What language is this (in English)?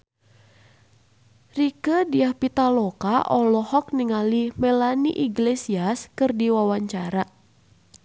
Sundanese